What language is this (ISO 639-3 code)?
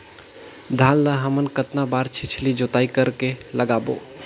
hne